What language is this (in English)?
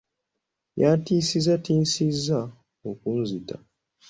Ganda